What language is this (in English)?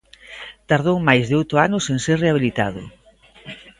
Galician